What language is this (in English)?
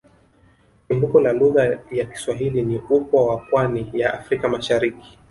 Swahili